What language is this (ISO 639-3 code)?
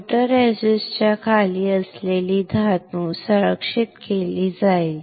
mar